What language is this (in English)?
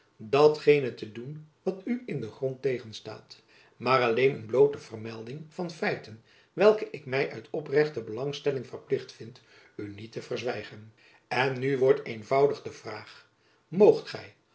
Dutch